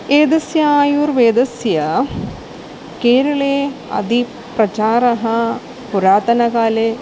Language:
Sanskrit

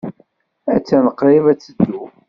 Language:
Kabyle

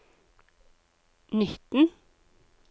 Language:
Norwegian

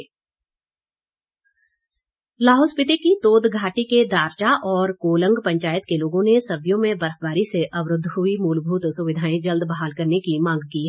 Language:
Hindi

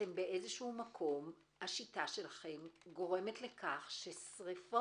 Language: Hebrew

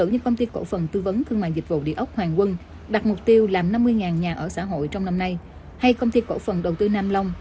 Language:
Vietnamese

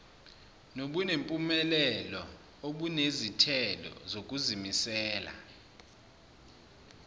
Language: Zulu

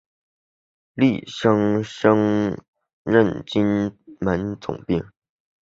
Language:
Chinese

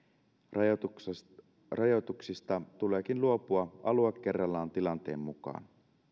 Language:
Finnish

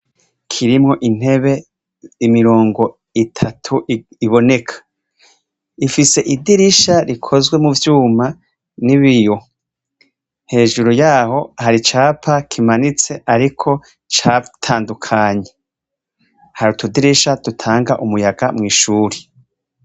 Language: Rundi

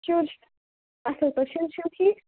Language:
Kashmiri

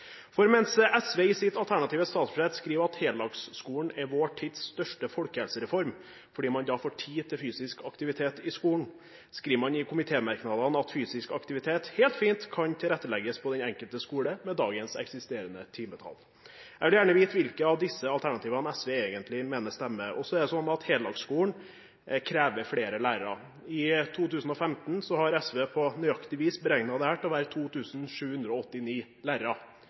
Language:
Norwegian Bokmål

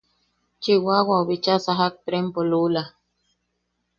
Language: Yaqui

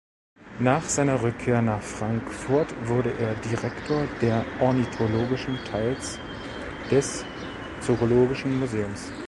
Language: German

